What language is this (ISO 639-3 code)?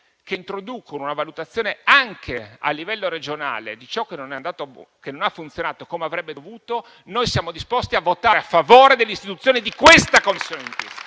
ita